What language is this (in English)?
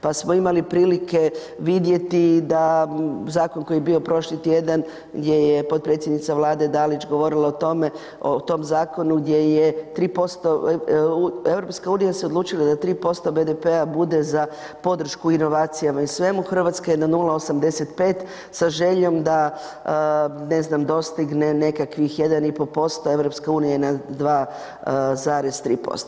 Croatian